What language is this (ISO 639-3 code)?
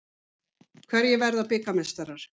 isl